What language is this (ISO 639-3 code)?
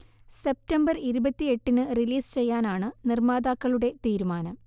mal